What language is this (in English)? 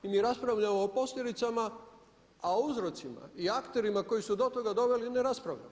Croatian